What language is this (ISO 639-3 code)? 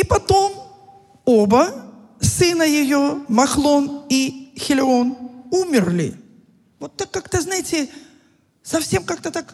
rus